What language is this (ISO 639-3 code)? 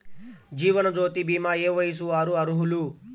tel